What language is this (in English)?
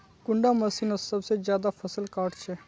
Magahi